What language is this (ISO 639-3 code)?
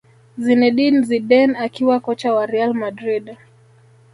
swa